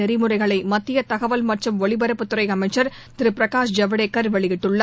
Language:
Tamil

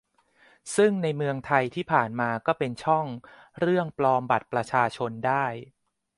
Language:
Thai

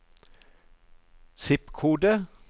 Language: Norwegian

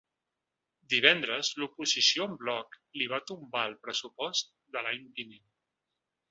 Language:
Catalan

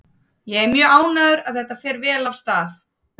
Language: Icelandic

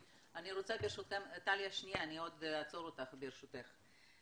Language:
Hebrew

